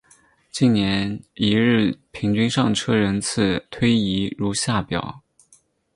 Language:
Chinese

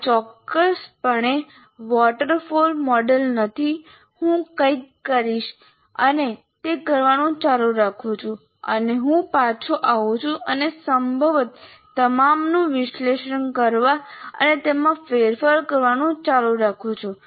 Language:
Gujarati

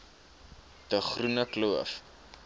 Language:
Afrikaans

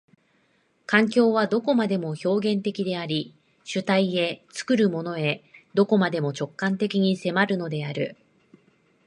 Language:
Japanese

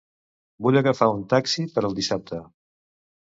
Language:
Catalan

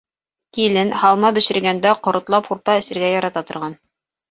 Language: Bashkir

